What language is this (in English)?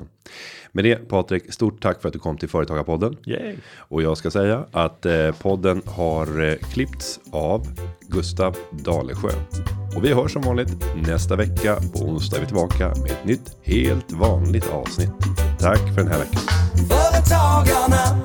Swedish